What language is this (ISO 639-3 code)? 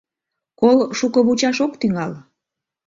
chm